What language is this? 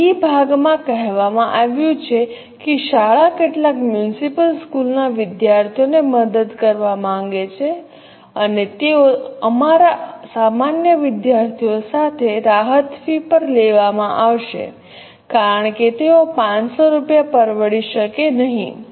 Gujarati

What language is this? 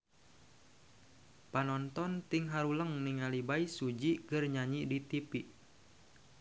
Sundanese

